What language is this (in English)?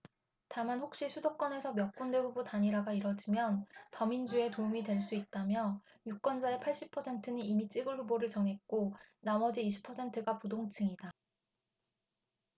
Korean